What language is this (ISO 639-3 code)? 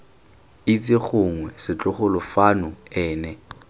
tsn